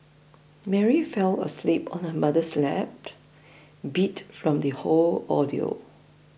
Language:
English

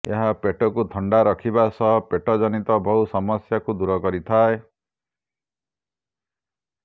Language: Odia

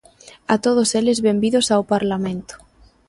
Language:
Galician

